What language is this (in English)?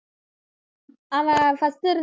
Tamil